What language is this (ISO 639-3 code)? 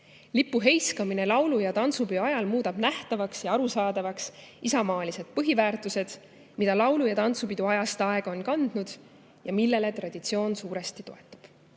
est